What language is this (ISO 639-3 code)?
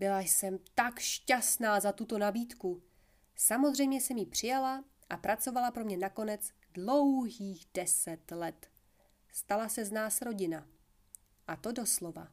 ces